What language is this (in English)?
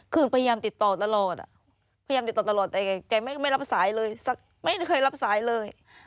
Thai